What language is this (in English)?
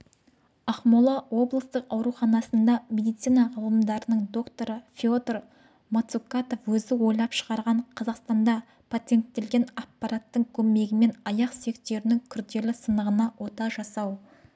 Kazakh